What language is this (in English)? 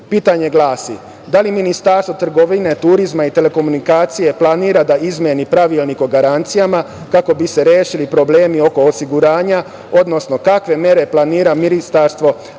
Serbian